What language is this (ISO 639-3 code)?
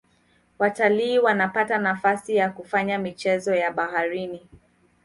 swa